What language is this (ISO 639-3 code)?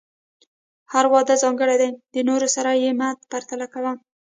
pus